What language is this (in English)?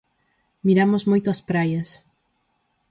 Galician